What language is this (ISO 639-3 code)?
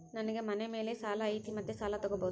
kan